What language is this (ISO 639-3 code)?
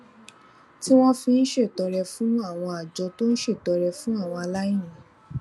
yor